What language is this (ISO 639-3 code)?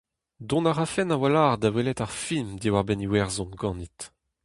bre